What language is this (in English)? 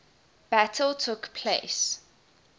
English